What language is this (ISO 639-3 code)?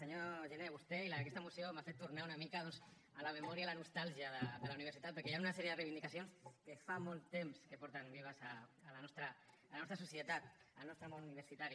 cat